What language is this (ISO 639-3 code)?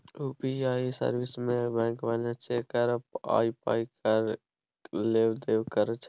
mai